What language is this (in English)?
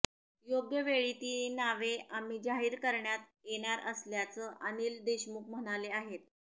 Marathi